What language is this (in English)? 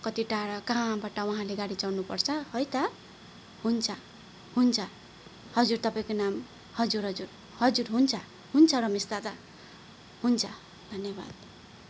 Nepali